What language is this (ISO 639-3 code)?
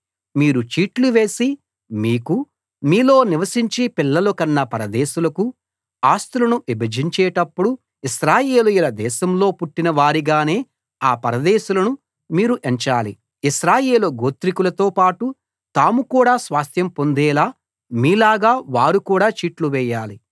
tel